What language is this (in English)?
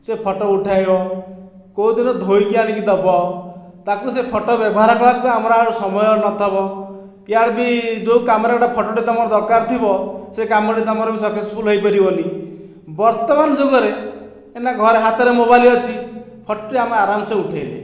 Odia